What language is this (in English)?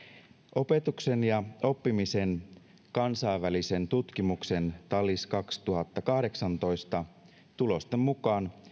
Finnish